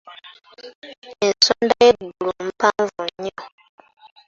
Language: Ganda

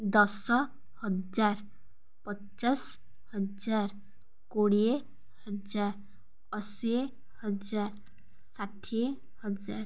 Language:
Odia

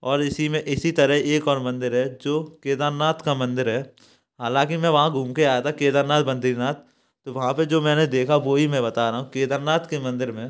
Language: Hindi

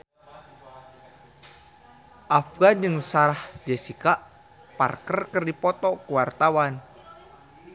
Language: Sundanese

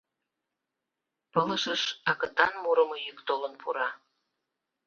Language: Mari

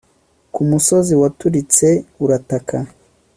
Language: Kinyarwanda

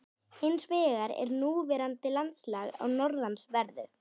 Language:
Icelandic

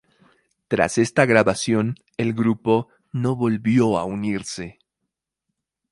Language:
Spanish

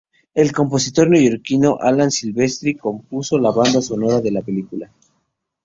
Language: Spanish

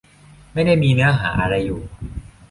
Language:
Thai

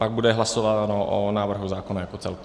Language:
Czech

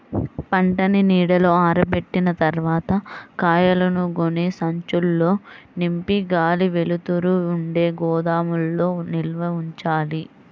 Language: Telugu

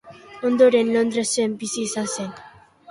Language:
Basque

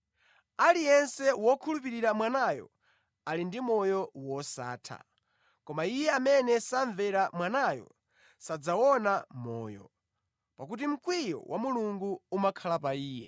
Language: Nyanja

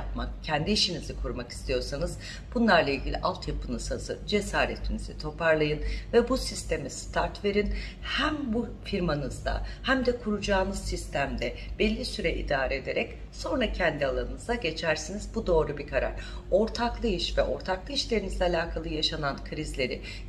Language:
Turkish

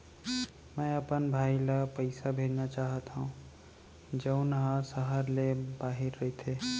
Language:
Chhattisgarhi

